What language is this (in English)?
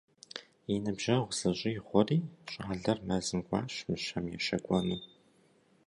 Kabardian